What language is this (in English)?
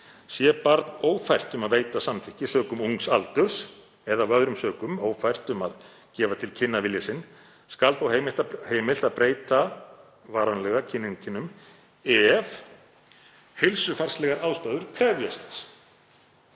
Icelandic